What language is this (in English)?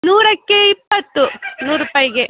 Kannada